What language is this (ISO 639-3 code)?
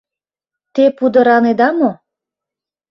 chm